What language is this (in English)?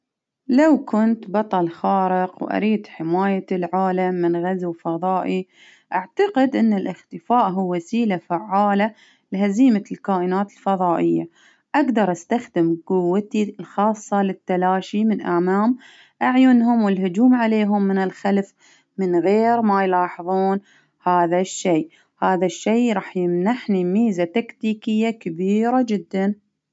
Baharna Arabic